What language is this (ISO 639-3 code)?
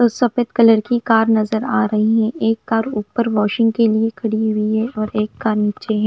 hin